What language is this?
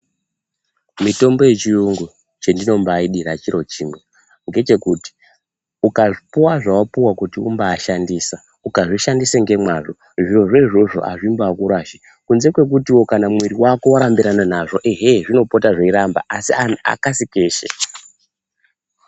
Ndau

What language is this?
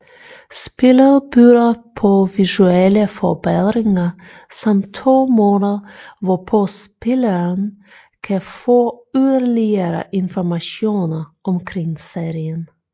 Danish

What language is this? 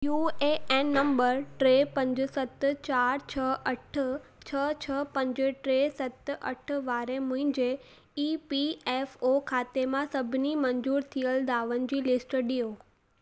Sindhi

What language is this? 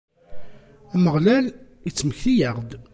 Kabyle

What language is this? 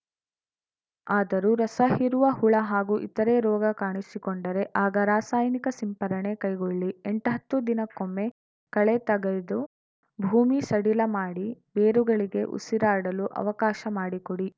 Kannada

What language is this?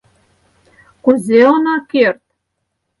Mari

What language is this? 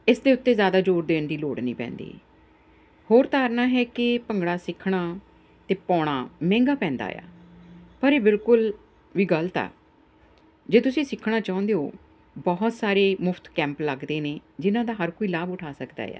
Punjabi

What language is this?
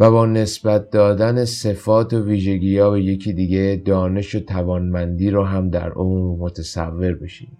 Persian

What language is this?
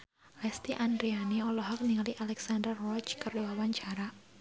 Sundanese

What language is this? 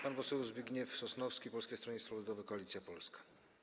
Polish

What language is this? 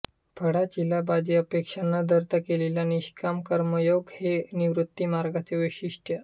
Marathi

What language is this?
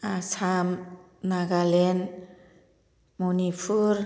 Bodo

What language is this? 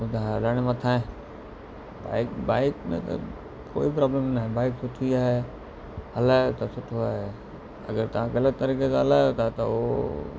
Sindhi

